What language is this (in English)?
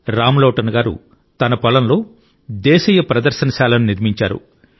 Telugu